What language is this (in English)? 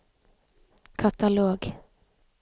Norwegian